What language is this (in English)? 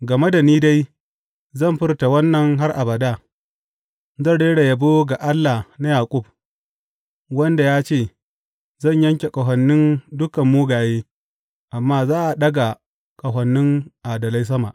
Hausa